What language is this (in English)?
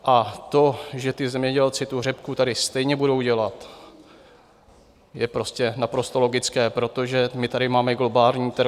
Czech